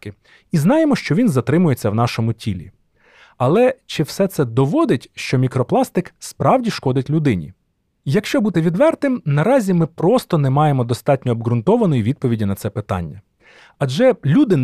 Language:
Ukrainian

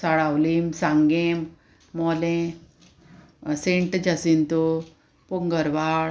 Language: Konkani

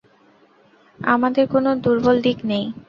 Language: Bangla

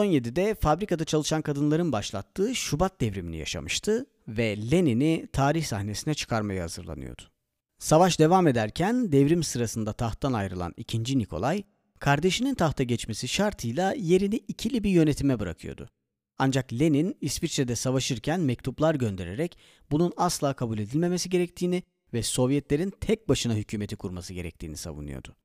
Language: Turkish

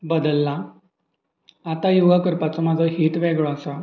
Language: Konkani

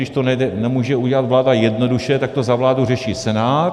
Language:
Czech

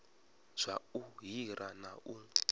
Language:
Venda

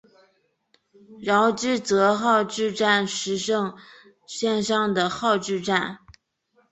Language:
Chinese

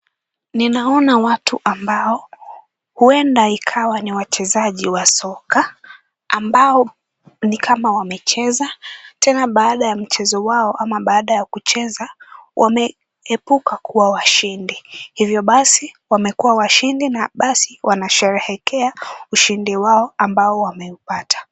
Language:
Swahili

